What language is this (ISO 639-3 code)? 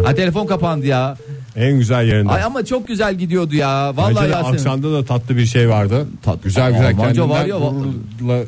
tur